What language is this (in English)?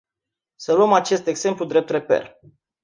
Romanian